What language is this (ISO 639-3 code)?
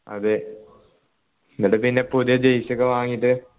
mal